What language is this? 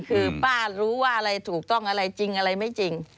Thai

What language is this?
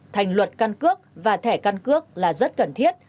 Vietnamese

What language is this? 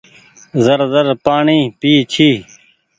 Goaria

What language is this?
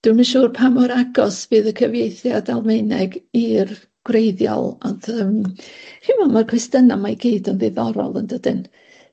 Welsh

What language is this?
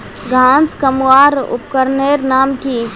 Magahi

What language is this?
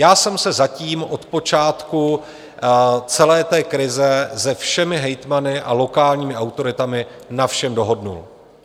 Czech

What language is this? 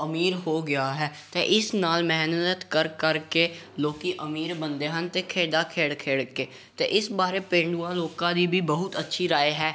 Punjabi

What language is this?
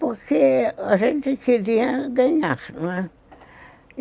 Portuguese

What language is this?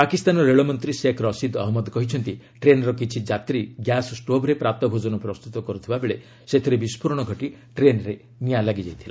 Odia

